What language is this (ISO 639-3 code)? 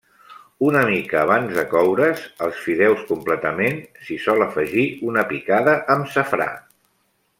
cat